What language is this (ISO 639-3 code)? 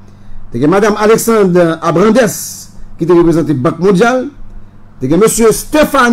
fra